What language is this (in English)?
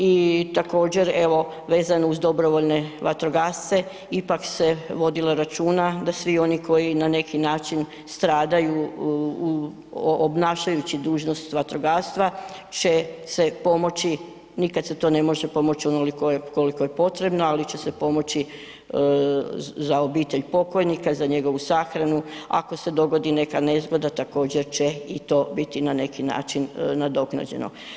Croatian